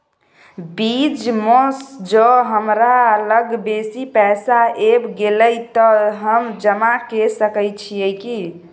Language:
Maithili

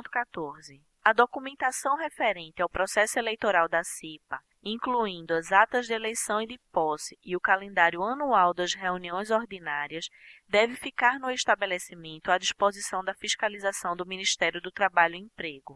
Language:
Portuguese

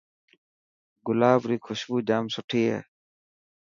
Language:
Dhatki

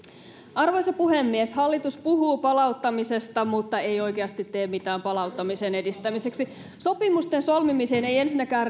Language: Finnish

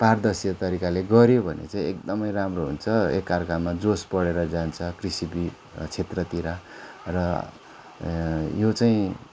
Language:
Nepali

